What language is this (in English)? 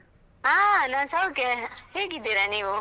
Kannada